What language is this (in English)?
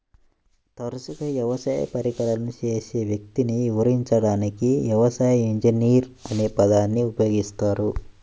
Telugu